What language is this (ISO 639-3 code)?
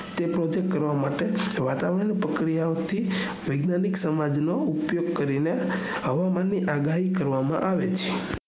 guj